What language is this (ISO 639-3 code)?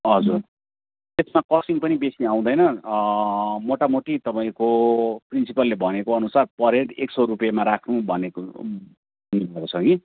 nep